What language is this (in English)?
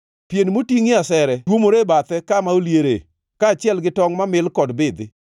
Luo (Kenya and Tanzania)